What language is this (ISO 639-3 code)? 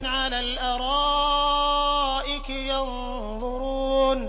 ara